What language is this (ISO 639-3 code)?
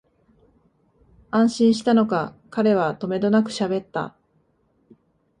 jpn